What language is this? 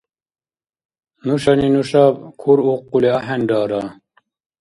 Dargwa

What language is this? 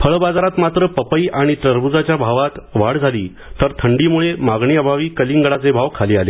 Marathi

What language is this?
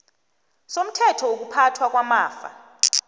South Ndebele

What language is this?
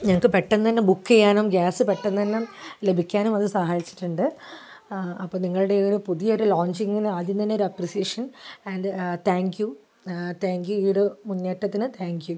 Malayalam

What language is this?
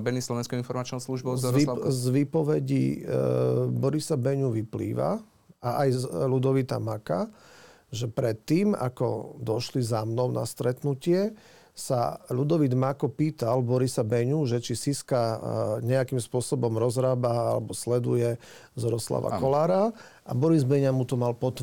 Slovak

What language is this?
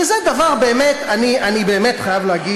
Hebrew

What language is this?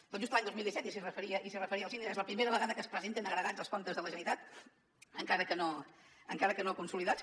Catalan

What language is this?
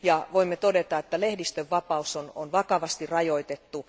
Finnish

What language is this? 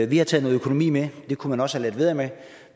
Danish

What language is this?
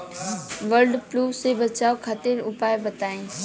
Bhojpuri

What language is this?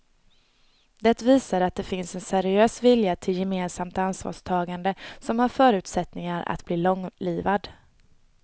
Swedish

